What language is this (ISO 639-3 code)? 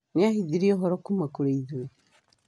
kik